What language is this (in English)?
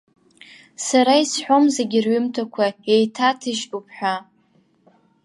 Abkhazian